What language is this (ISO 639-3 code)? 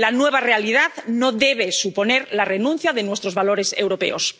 spa